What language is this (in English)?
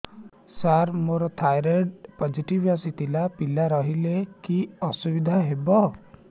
Odia